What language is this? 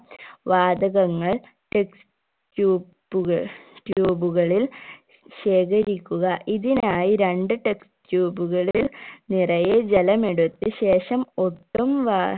Malayalam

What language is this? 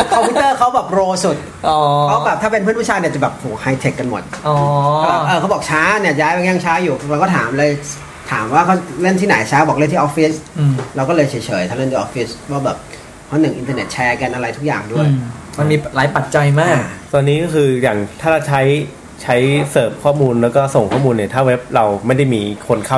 Thai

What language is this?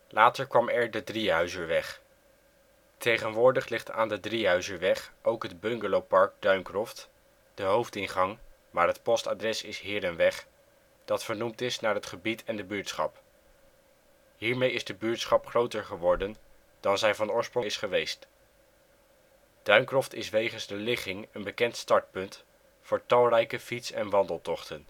Dutch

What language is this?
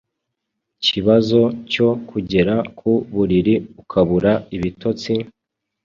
Kinyarwanda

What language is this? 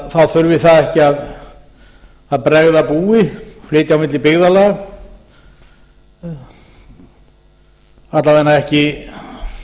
Icelandic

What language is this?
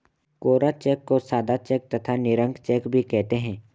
Hindi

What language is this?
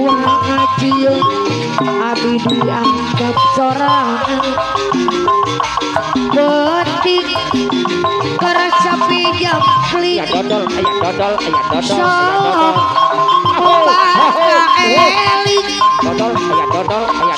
Indonesian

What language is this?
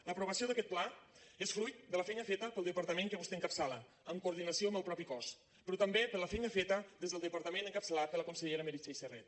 Catalan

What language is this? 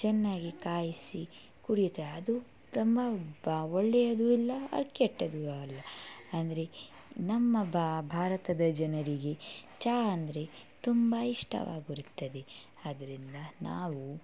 Kannada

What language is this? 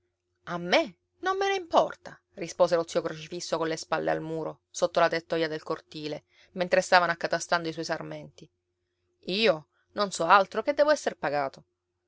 Italian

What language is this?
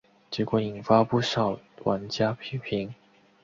Chinese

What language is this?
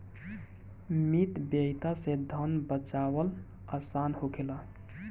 Bhojpuri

